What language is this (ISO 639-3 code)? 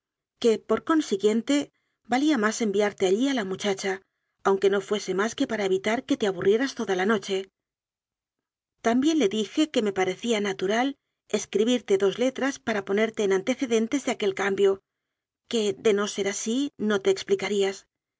spa